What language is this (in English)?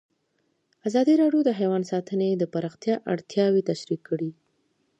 Pashto